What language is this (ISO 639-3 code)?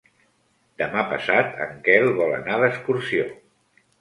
cat